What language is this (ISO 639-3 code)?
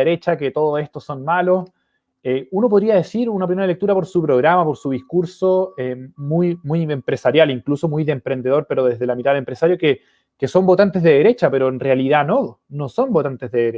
spa